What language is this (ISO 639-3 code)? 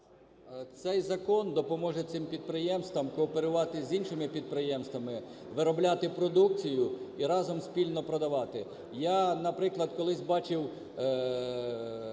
ukr